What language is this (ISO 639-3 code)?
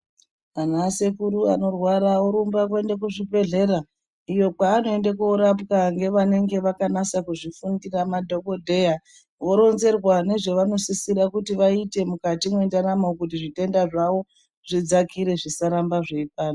ndc